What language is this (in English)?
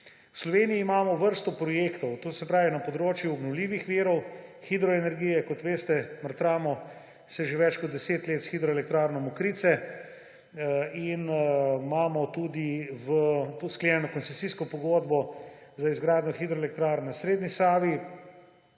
Slovenian